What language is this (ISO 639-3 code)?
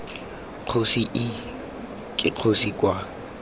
tsn